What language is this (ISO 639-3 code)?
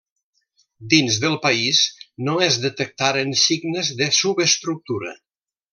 cat